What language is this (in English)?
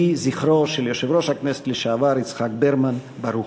Hebrew